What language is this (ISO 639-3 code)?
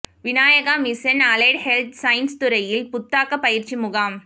tam